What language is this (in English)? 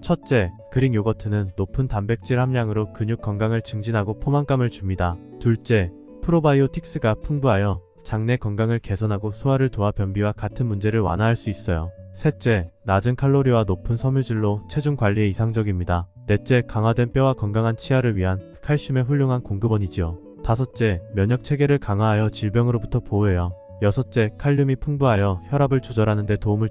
Korean